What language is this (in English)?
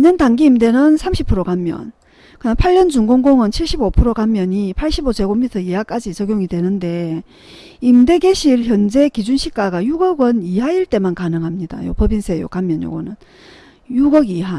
Korean